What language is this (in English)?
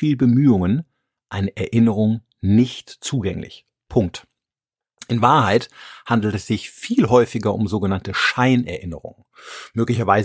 German